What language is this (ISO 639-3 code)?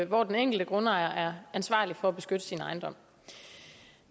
dan